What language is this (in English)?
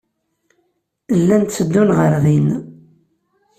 Kabyle